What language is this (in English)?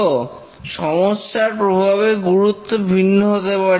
Bangla